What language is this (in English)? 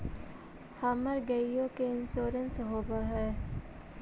Magahi